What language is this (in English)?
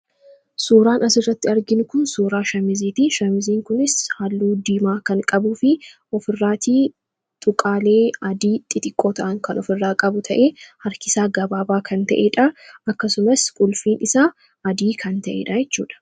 Oromo